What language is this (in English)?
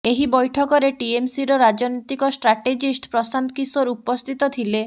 Odia